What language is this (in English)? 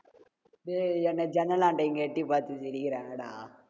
Tamil